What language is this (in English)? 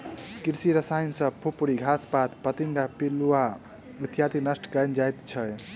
Maithili